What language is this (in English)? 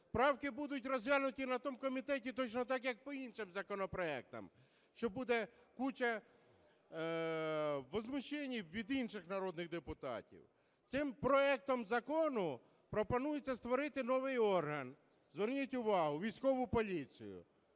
Ukrainian